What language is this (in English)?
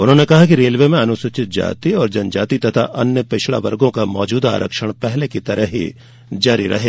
Hindi